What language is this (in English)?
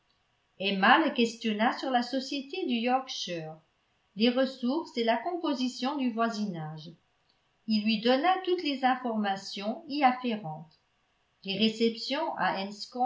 French